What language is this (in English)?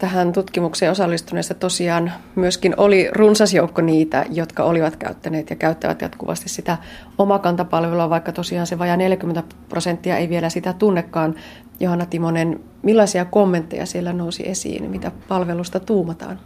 Finnish